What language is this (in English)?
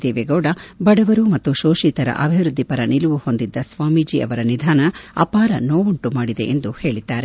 Kannada